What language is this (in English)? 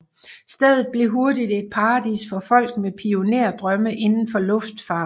Danish